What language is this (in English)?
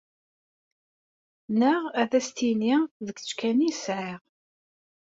Kabyle